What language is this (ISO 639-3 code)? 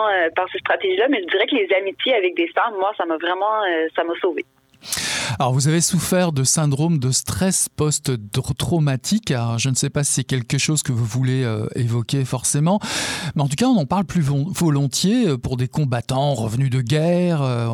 fra